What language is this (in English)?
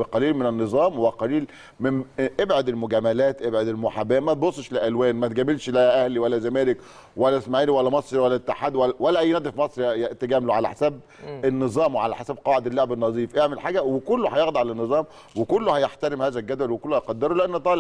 Arabic